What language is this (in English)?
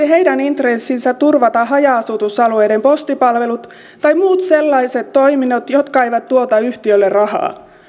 Finnish